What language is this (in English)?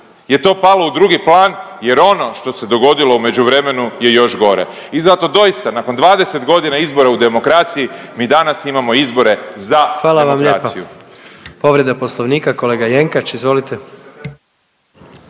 Croatian